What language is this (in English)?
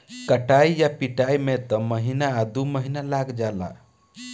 Bhojpuri